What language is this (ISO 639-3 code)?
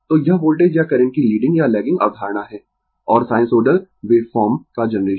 hin